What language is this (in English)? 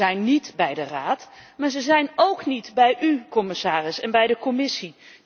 Dutch